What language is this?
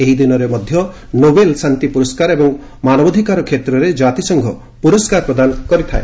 Odia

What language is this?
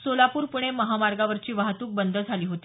Marathi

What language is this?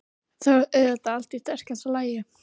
Icelandic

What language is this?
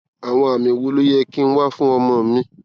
Yoruba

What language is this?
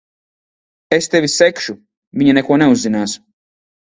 Latvian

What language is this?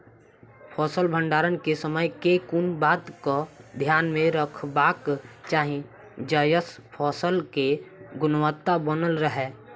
Maithili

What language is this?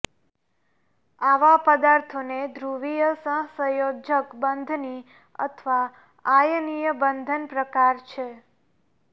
Gujarati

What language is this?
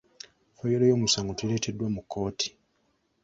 Ganda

